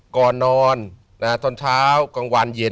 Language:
Thai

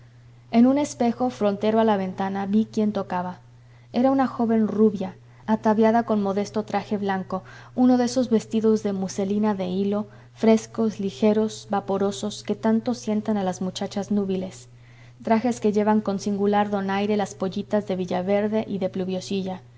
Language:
Spanish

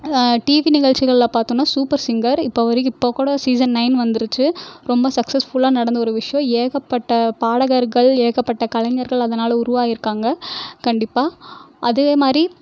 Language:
Tamil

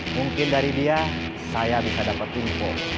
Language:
Indonesian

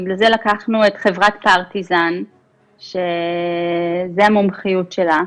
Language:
Hebrew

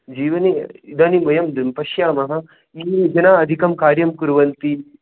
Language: Sanskrit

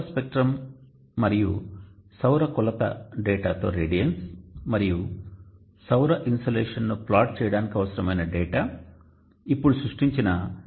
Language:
Telugu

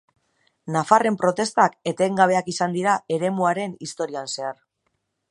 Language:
Basque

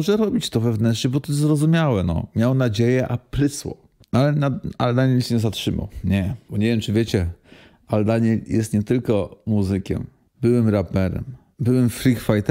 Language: Polish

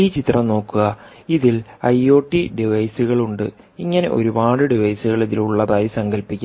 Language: Malayalam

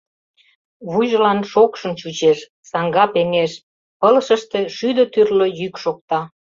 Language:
Mari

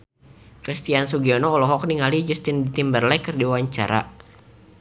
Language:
Sundanese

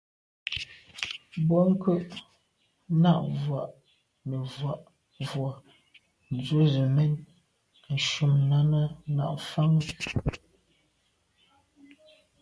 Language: Medumba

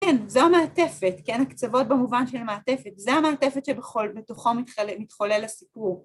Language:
Hebrew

